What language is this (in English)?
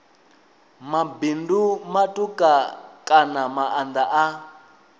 Venda